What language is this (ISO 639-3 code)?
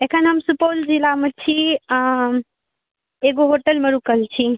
mai